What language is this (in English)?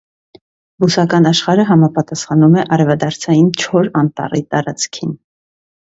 Armenian